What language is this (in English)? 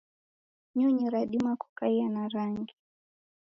Taita